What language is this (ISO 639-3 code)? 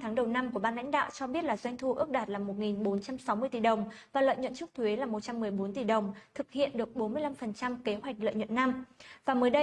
vie